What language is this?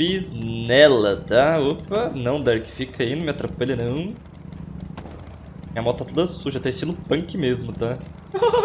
Portuguese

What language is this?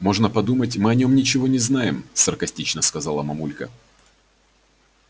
Russian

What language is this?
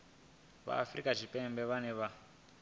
Venda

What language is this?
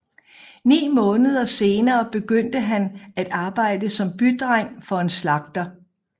Danish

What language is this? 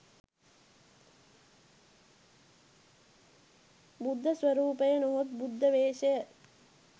Sinhala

